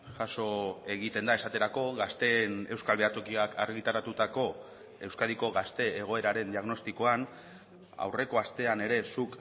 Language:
Basque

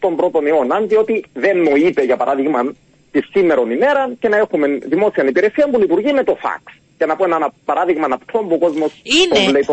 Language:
Greek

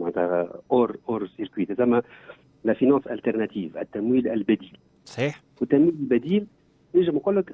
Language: Arabic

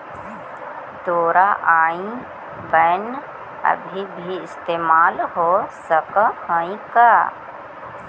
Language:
Magahi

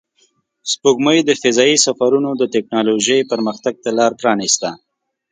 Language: Pashto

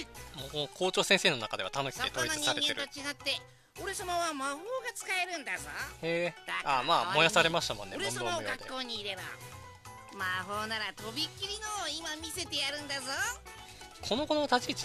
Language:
Japanese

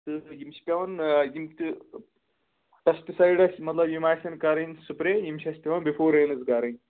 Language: Kashmiri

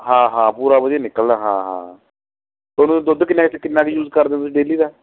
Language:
Punjabi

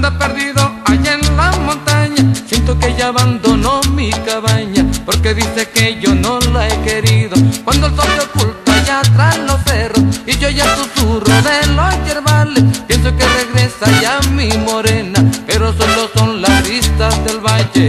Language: Spanish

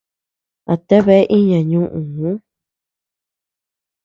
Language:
Tepeuxila Cuicatec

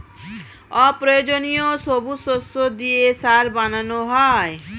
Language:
Bangla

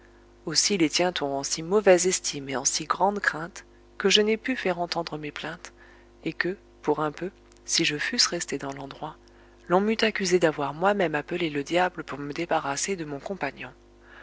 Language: French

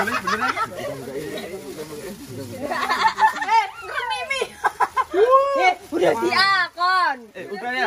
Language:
Indonesian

